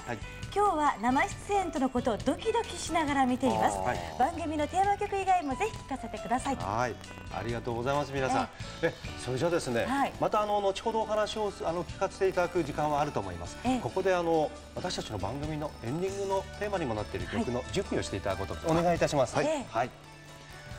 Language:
Japanese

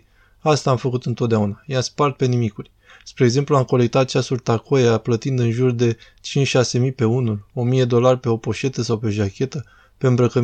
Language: Romanian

